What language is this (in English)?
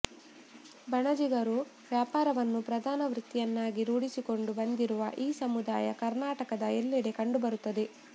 Kannada